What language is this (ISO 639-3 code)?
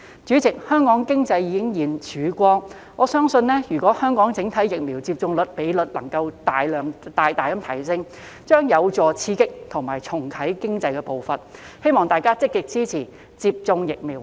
yue